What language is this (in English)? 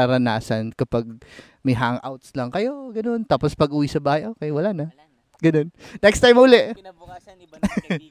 Filipino